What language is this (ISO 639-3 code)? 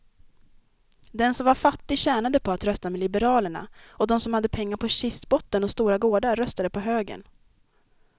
swe